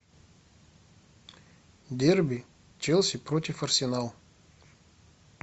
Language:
Russian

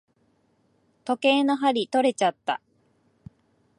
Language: Japanese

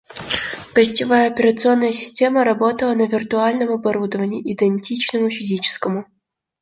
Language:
Russian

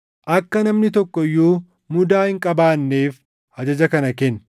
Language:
Oromo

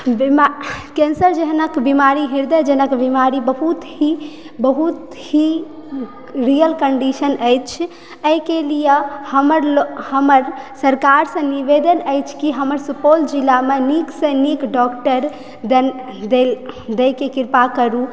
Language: Maithili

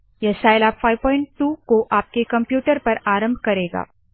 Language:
Hindi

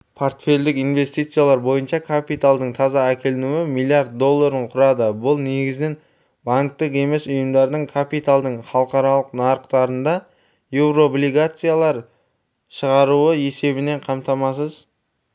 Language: Kazakh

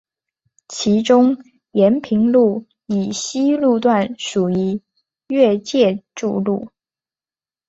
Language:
Chinese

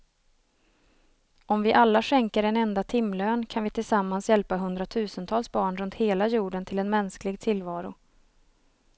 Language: Swedish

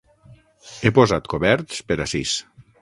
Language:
Catalan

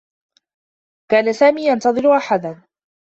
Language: Arabic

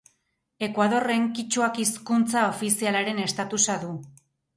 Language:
Basque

